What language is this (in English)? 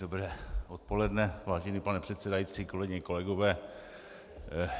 Czech